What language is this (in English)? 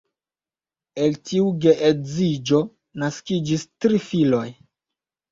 Esperanto